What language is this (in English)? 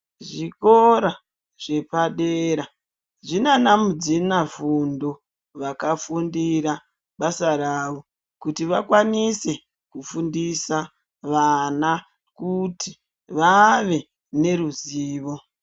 Ndau